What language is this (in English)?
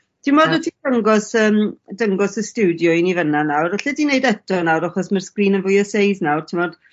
Welsh